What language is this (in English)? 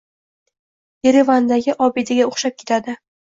Uzbek